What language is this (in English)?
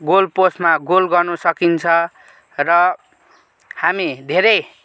Nepali